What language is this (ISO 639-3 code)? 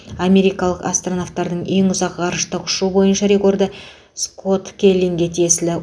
kaz